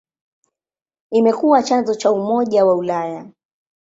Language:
Swahili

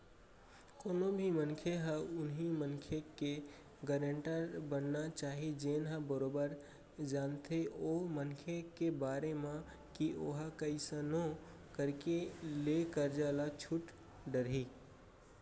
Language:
Chhattisgarhi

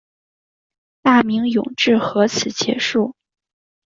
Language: Chinese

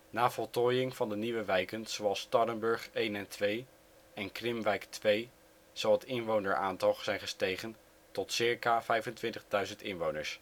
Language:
Dutch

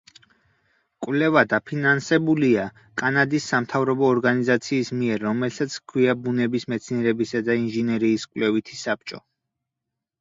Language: Georgian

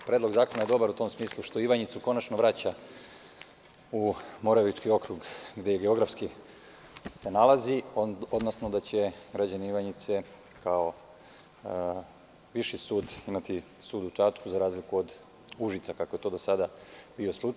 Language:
Serbian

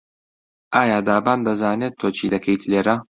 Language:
Central Kurdish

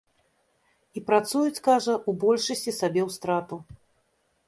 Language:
Belarusian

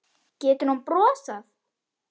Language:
Icelandic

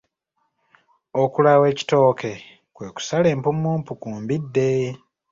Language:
Ganda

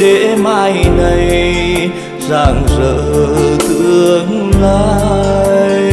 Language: Vietnamese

